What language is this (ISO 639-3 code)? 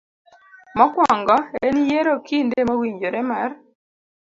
luo